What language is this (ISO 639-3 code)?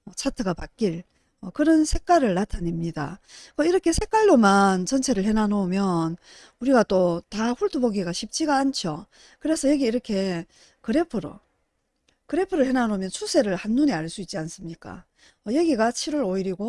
kor